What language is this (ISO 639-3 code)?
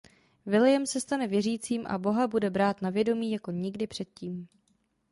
ces